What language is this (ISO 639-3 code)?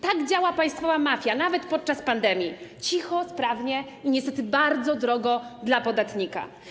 pol